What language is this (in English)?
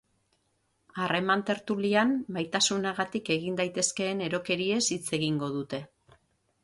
Basque